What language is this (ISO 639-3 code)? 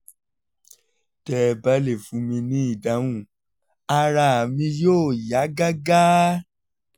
yor